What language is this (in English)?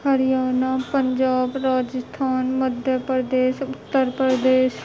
Urdu